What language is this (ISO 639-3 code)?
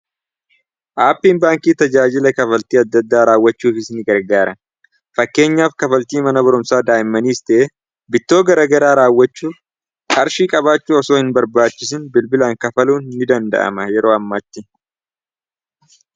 orm